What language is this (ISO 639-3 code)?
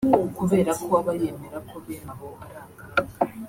kin